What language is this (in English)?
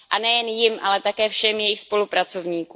Czech